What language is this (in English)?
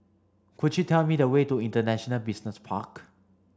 English